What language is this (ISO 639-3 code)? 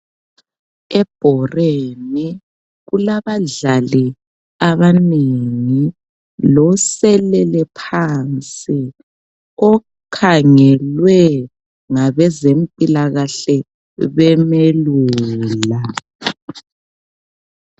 nde